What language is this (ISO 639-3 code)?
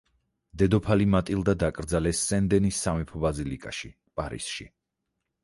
kat